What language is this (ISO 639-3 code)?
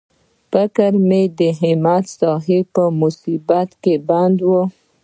pus